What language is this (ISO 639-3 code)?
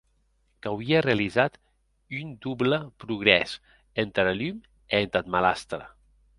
oci